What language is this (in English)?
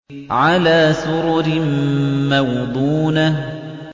Arabic